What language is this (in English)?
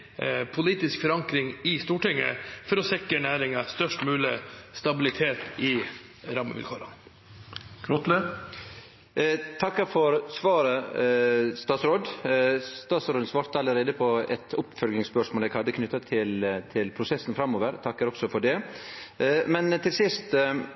Norwegian